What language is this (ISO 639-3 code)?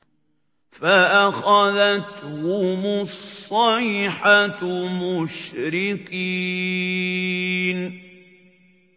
ara